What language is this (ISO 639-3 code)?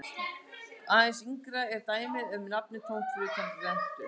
isl